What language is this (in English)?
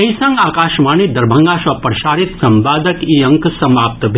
Maithili